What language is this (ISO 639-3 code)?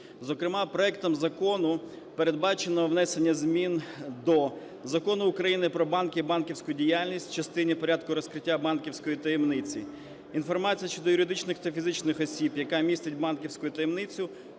ukr